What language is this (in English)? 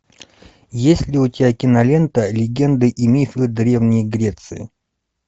Russian